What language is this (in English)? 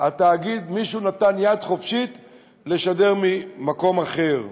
Hebrew